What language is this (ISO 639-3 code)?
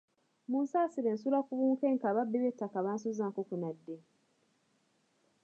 lug